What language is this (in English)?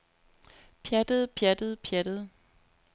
Danish